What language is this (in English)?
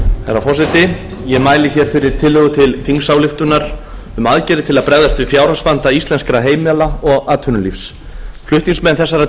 Icelandic